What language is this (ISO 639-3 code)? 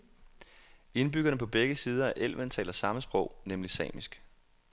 dan